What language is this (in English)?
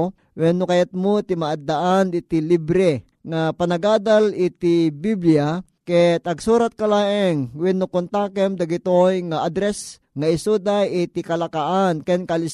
Filipino